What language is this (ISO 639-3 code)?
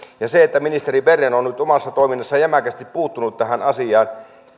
fin